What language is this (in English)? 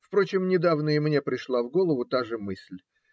Russian